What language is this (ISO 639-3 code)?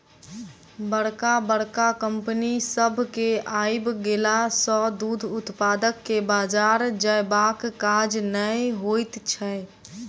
mai